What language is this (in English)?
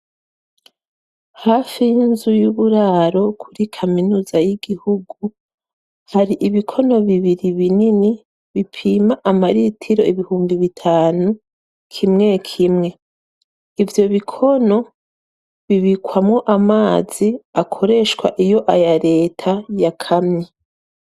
Rundi